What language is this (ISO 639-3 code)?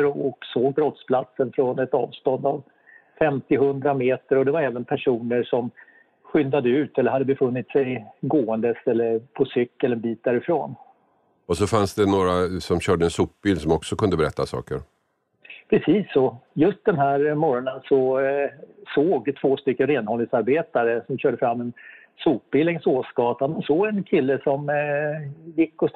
swe